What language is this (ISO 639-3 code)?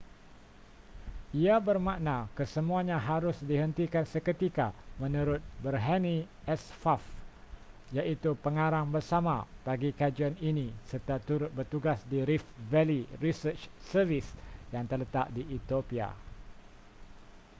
msa